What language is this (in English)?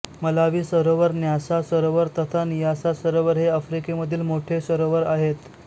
Marathi